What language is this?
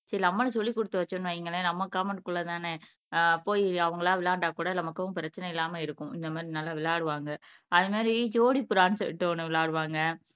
Tamil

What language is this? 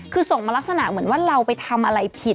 Thai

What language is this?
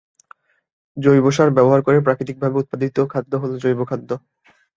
Bangla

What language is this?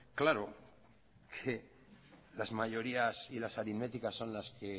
Spanish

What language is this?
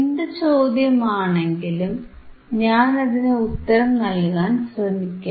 Malayalam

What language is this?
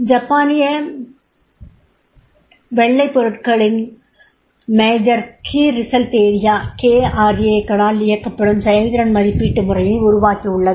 Tamil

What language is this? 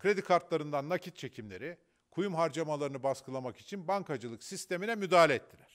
Turkish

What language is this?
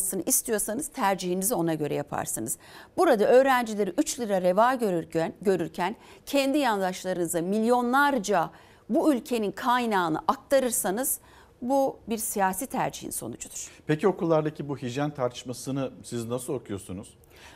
Turkish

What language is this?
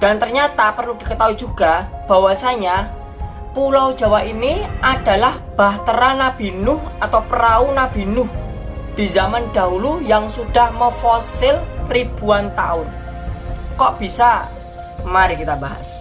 Indonesian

